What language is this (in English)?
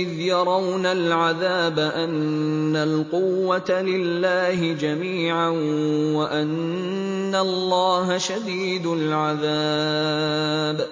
Arabic